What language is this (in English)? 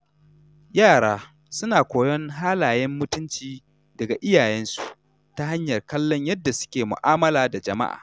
Hausa